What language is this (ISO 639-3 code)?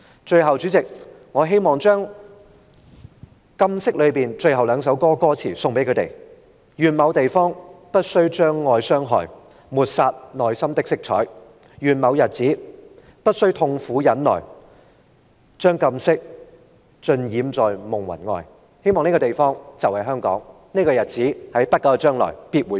yue